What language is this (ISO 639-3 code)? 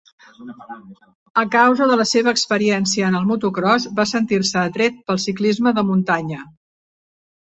cat